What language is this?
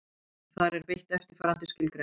Icelandic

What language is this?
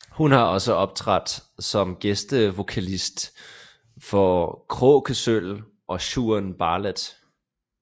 Danish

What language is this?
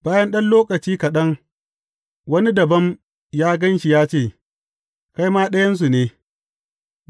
Hausa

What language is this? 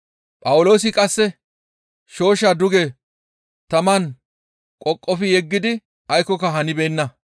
Gamo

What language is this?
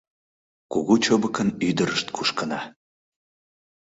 Mari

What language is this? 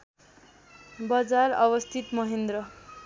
Nepali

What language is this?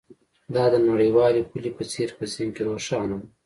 Pashto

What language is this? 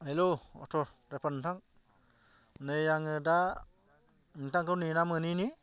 Bodo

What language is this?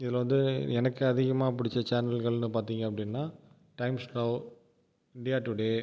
Tamil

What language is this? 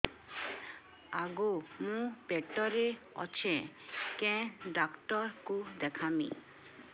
Odia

